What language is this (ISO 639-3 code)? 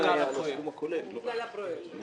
heb